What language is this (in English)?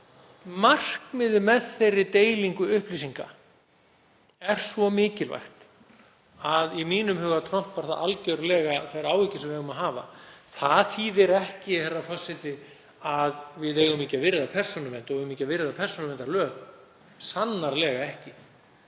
Icelandic